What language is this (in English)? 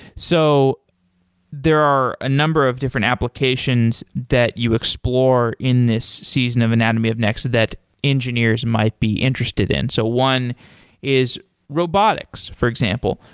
English